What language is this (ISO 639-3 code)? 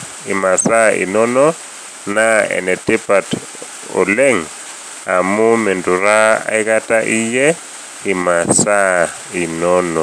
mas